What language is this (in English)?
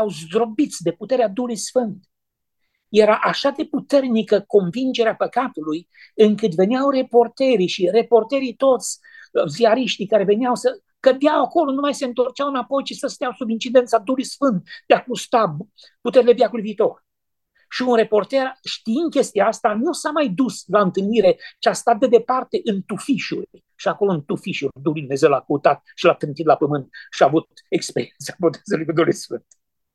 Romanian